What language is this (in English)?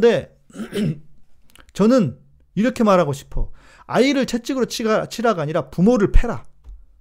Korean